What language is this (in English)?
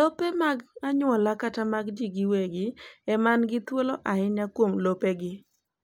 Luo (Kenya and Tanzania)